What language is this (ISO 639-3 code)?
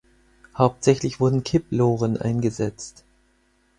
deu